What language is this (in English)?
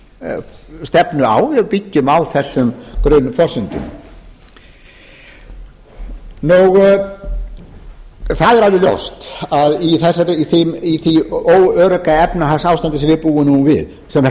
Icelandic